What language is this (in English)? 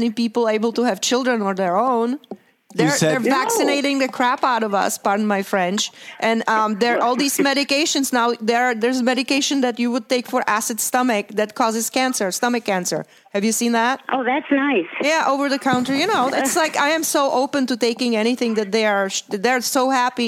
English